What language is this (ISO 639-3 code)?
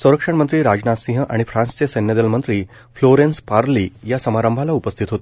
mar